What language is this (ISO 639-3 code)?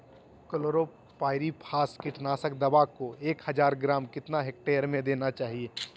mag